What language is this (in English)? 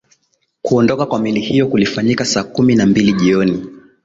Swahili